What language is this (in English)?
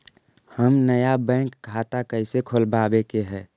Magahi